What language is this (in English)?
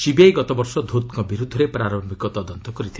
Odia